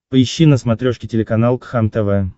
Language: Russian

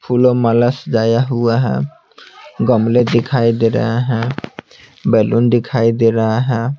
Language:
Hindi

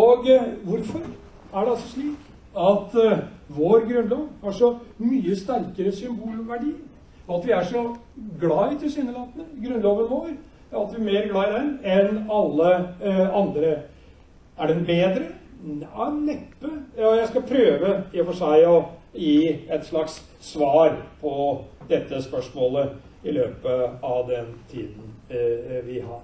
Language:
Norwegian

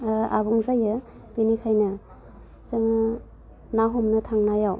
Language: Bodo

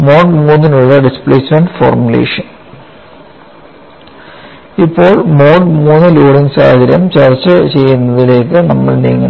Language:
Malayalam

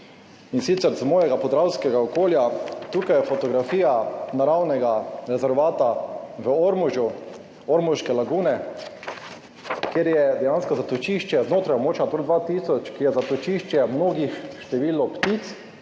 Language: Slovenian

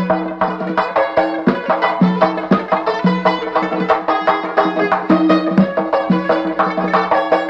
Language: Uzbek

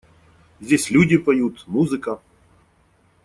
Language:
Russian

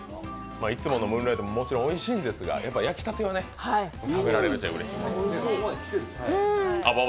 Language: Japanese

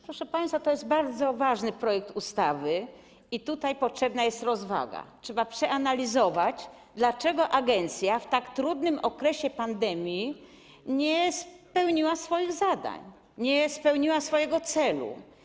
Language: Polish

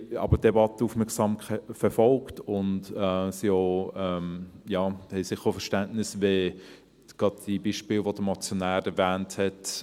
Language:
Swiss German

